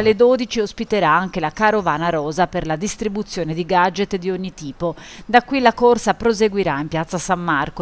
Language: Italian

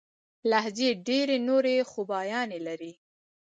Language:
Pashto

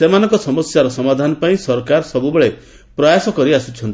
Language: Odia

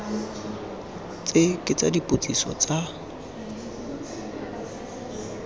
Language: Tswana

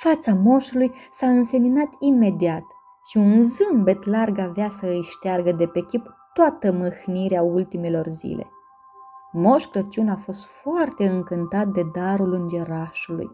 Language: Romanian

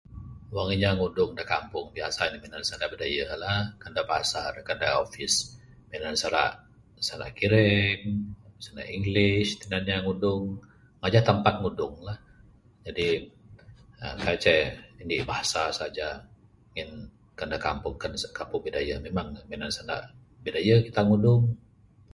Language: Bukar-Sadung Bidayuh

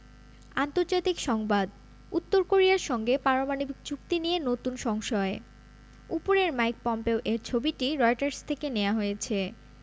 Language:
Bangla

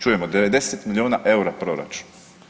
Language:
Croatian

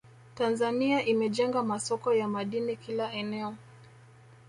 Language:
Swahili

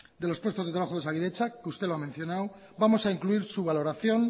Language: Spanish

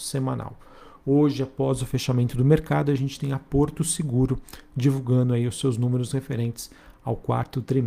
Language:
Portuguese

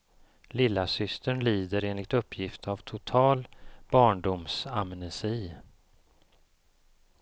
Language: Swedish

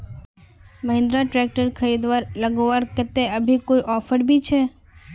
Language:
Magahi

